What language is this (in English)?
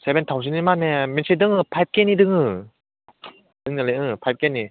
Bodo